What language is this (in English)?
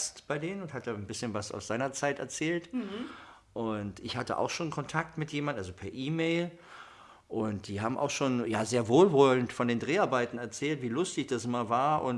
German